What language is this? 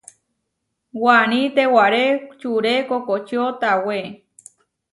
Huarijio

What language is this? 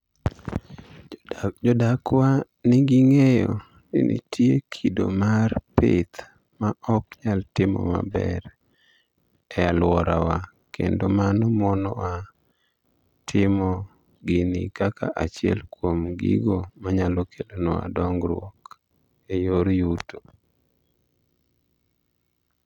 Luo (Kenya and Tanzania)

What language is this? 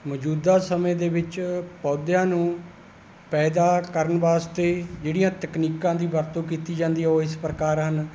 Punjabi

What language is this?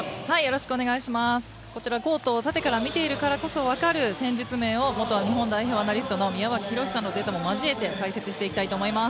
Japanese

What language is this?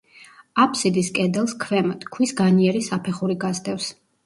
Georgian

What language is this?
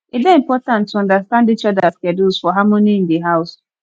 Nigerian Pidgin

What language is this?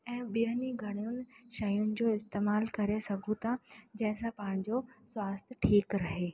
Sindhi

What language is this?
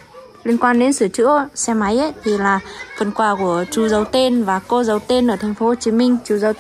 Vietnamese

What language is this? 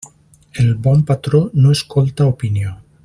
Catalan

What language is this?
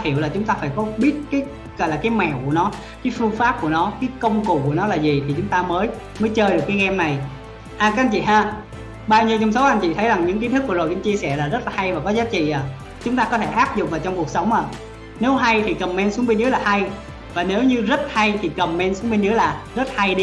Vietnamese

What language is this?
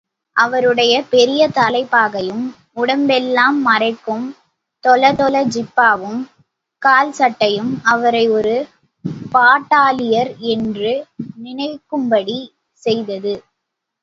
Tamil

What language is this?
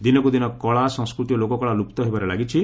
Odia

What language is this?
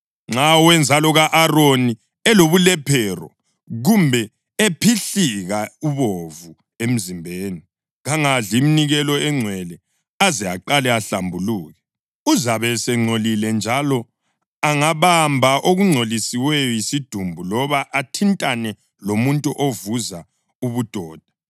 North Ndebele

